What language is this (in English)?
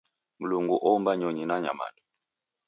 Taita